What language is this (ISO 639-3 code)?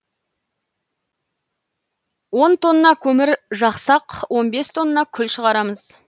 kaz